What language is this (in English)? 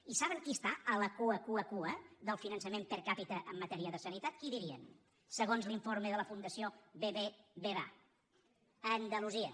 Catalan